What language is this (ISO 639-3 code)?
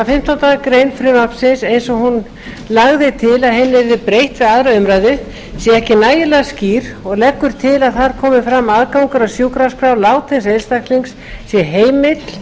isl